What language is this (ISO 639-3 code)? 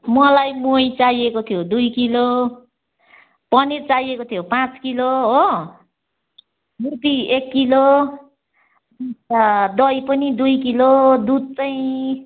nep